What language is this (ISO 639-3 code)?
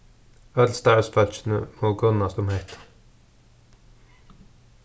fao